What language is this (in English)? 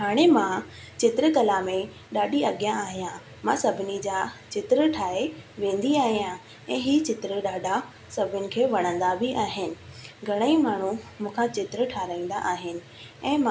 Sindhi